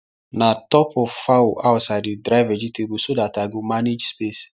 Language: Nigerian Pidgin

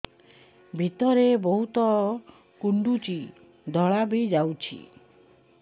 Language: Odia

